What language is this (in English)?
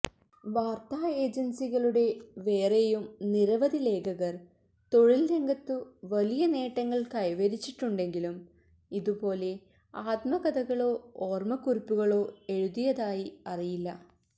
Malayalam